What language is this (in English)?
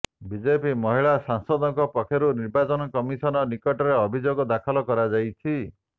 Odia